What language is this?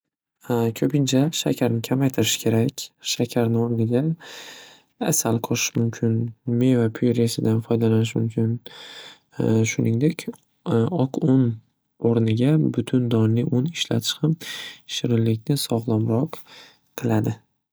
Uzbek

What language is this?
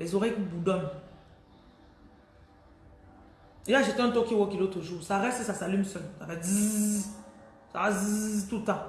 French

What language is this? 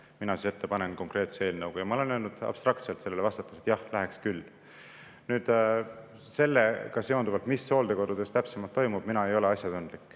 Estonian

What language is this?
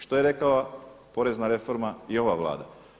Croatian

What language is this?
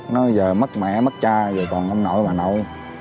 Vietnamese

